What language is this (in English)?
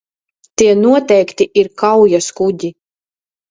Latvian